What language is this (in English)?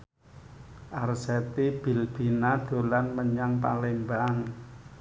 Javanese